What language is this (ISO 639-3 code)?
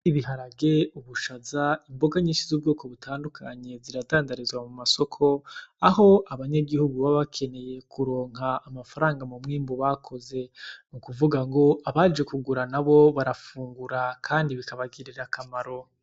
run